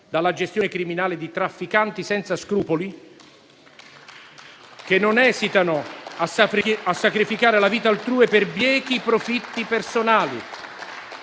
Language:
Italian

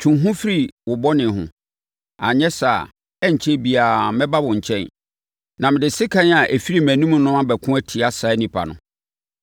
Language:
Akan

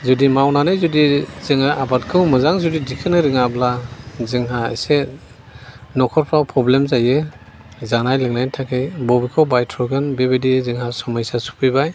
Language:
Bodo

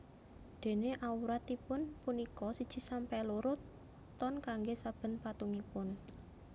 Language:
Javanese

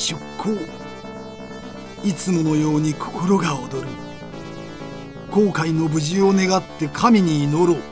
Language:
Japanese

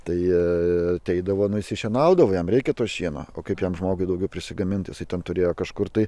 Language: Lithuanian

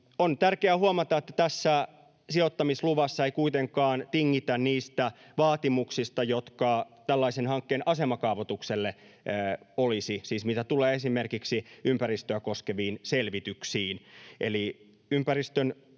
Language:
Finnish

